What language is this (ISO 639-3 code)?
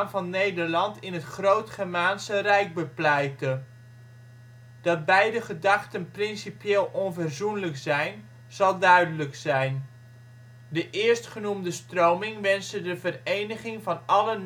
nld